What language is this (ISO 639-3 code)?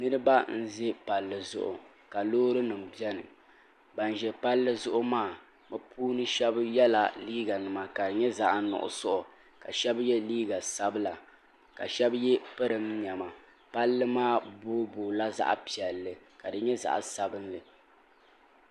dag